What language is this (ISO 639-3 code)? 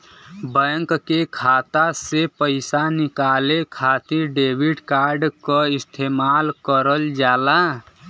bho